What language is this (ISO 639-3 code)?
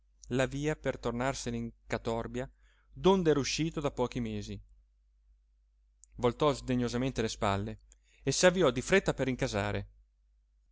ita